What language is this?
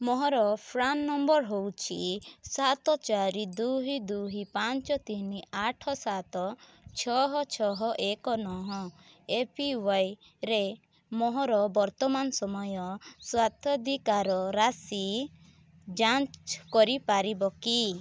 Odia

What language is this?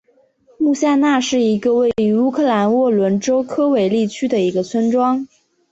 Chinese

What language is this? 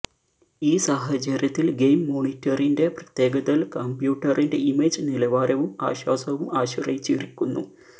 Malayalam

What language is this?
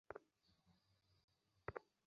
Bangla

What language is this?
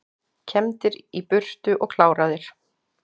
Icelandic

